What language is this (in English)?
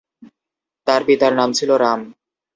Bangla